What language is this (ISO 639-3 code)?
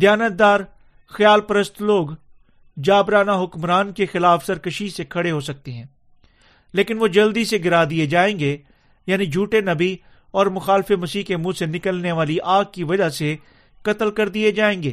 urd